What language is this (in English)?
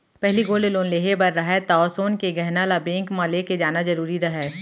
Chhattisgarhi